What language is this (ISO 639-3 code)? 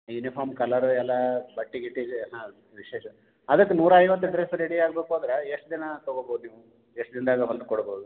kan